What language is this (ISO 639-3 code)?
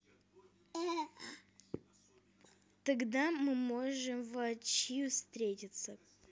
rus